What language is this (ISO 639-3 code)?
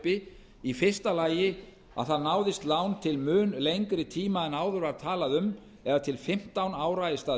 isl